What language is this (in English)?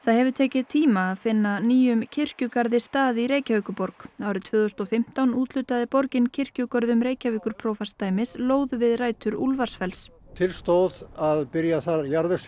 Icelandic